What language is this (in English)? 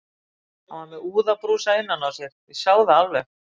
Icelandic